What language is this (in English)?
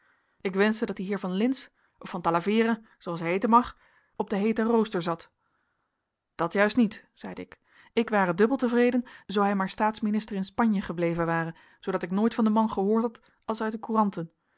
Dutch